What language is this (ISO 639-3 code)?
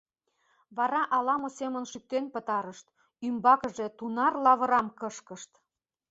chm